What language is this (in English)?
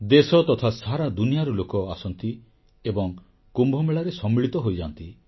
Odia